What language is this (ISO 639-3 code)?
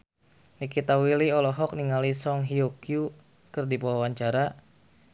sun